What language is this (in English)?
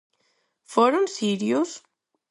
Galician